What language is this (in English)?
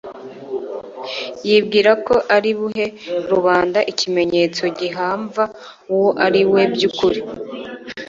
Kinyarwanda